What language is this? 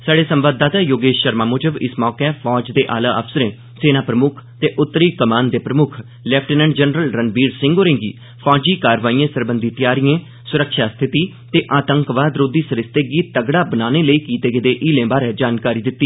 Dogri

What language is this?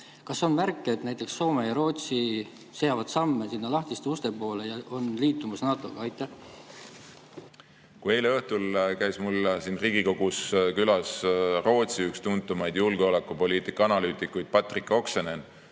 Estonian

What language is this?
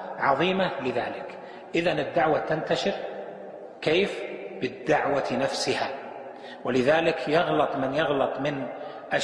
Arabic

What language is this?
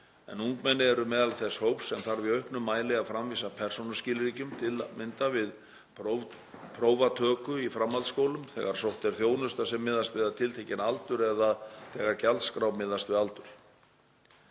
Icelandic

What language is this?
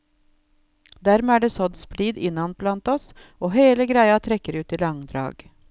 Norwegian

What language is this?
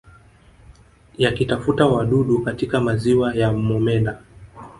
Swahili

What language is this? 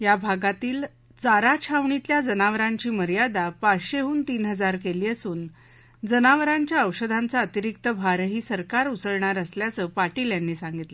Marathi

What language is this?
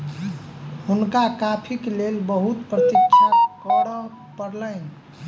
Maithili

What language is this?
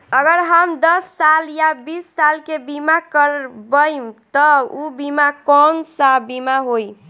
Bhojpuri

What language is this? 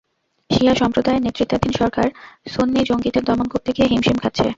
Bangla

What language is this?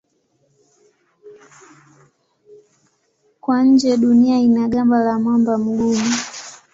Swahili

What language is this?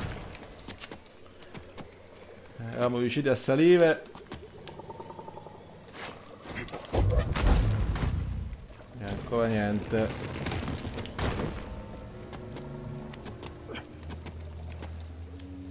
Italian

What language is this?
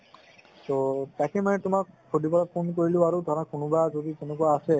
Assamese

